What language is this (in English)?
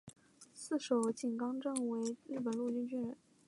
Chinese